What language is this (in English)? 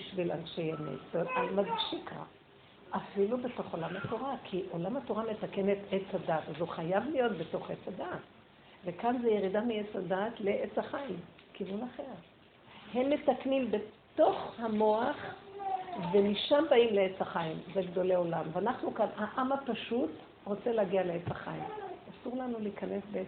Hebrew